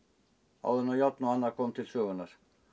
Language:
Icelandic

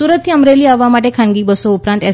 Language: Gujarati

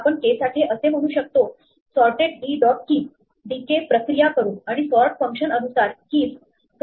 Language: Marathi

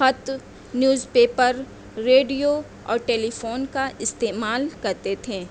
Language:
Urdu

